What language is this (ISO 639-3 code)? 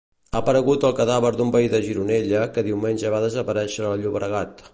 cat